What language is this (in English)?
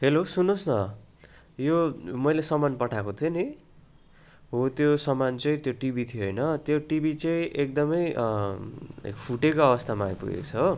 Nepali